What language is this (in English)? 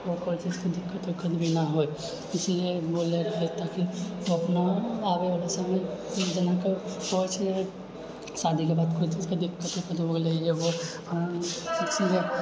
Maithili